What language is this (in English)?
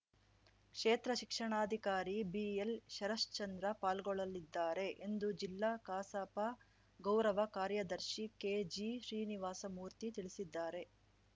Kannada